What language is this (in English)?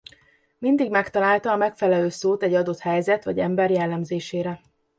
Hungarian